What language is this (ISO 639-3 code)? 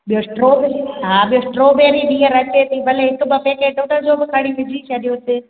snd